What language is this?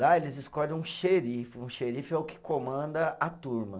Portuguese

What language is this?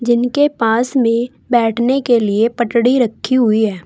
Hindi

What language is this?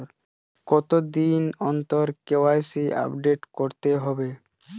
Bangla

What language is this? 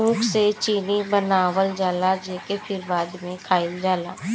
Bhojpuri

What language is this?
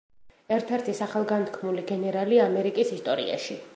Georgian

